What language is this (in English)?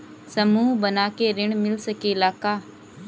Bhojpuri